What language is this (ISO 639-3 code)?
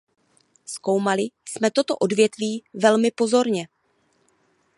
ces